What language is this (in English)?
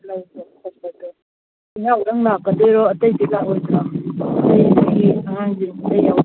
Manipuri